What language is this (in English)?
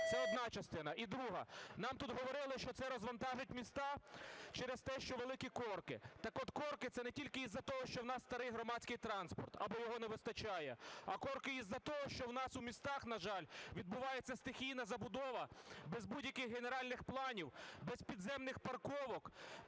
Ukrainian